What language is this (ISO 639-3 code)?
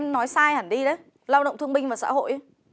vie